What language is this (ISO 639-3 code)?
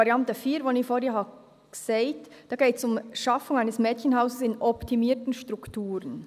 gsw